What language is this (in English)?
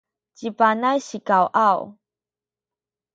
Sakizaya